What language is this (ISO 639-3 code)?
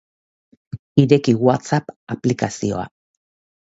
eus